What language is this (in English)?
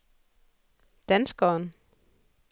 Danish